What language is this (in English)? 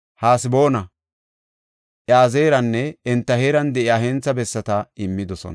Gofa